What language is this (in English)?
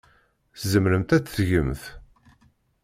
Kabyle